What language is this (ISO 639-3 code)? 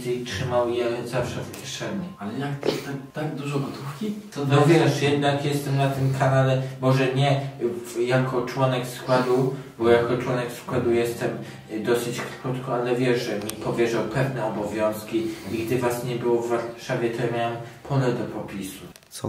pol